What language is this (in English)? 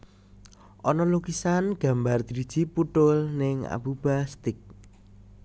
Javanese